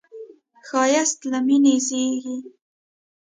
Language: Pashto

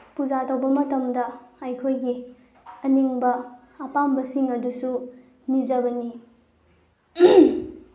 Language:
Manipuri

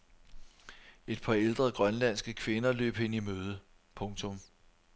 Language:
Danish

